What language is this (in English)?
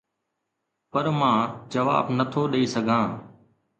Sindhi